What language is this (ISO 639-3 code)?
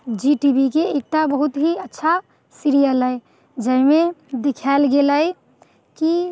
mai